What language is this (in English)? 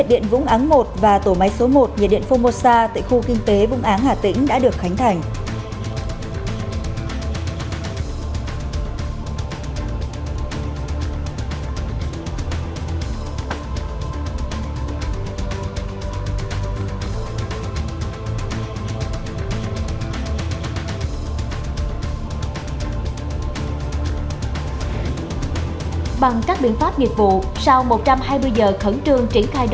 Vietnamese